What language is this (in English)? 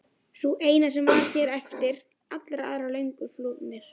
Icelandic